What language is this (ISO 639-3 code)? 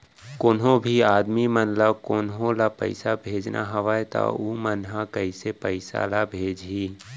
hne